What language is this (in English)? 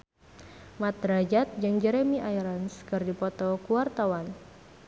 Sundanese